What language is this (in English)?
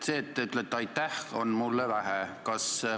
Estonian